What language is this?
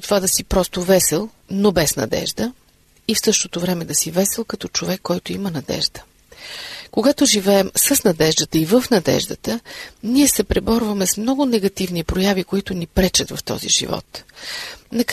Bulgarian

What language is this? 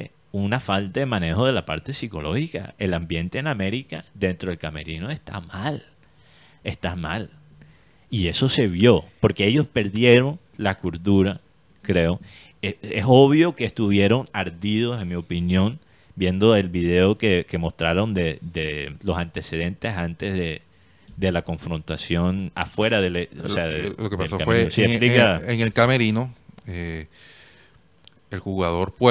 Spanish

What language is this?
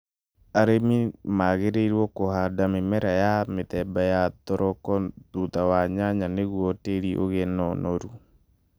Kikuyu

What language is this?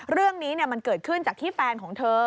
Thai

